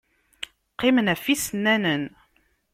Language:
Kabyle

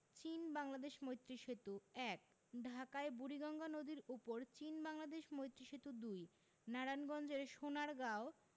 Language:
Bangla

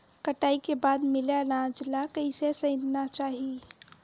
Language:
Chhattisgarhi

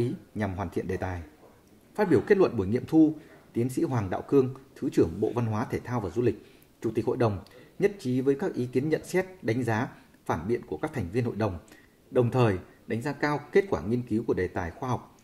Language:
Vietnamese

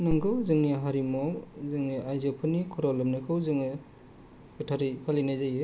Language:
Bodo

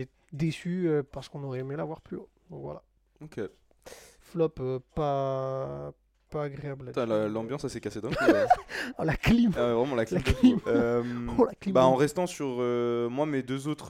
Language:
French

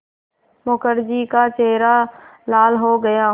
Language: Hindi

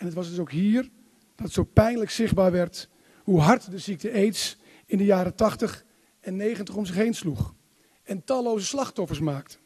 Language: Dutch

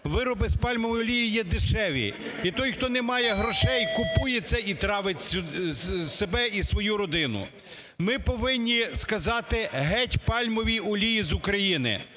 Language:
Ukrainian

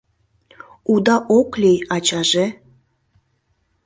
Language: Mari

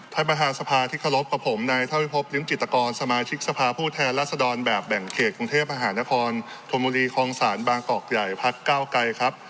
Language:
Thai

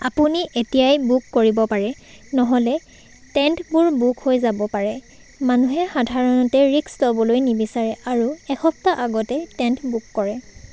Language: Assamese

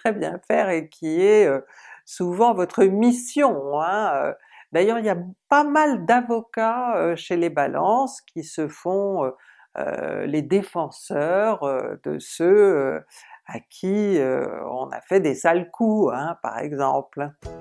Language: French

